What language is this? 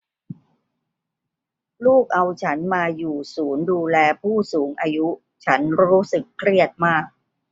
Thai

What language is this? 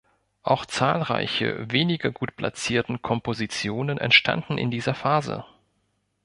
German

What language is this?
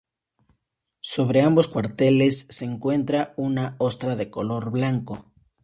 Spanish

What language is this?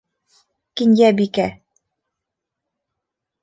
Bashkir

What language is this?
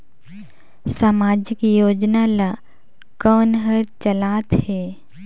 Chhattisgarhi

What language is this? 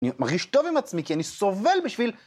Hebrew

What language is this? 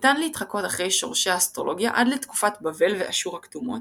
Hebrew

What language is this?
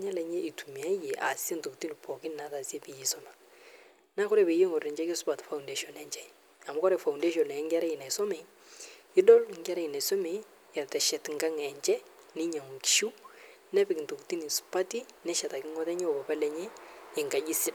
Masai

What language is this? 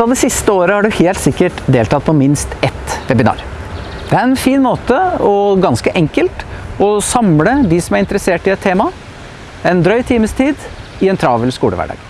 Norwegian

